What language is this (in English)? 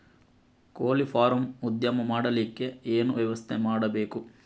Kannada